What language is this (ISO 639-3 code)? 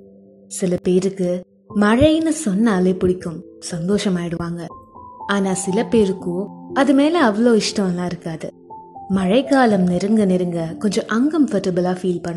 tam